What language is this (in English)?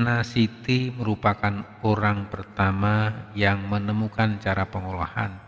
Indonesian